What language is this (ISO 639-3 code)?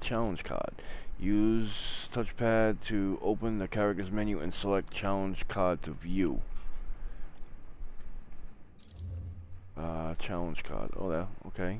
eng